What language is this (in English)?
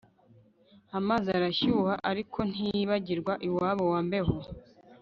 Kinyarwanda